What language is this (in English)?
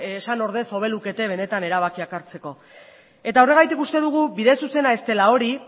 Basque